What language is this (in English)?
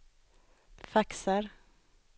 Swedish